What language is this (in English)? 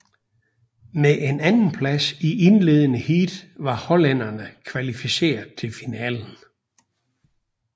Danish